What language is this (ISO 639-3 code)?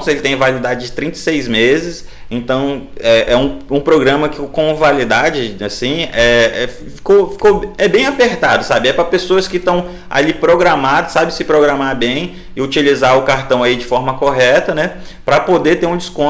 por